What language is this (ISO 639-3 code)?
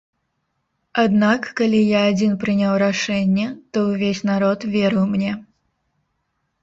bel